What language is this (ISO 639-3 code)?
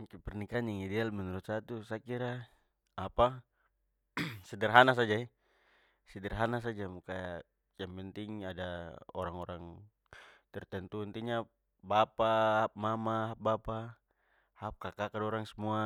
pmy